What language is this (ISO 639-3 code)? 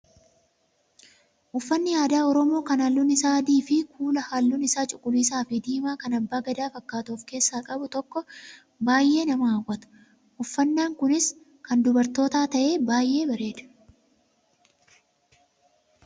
orm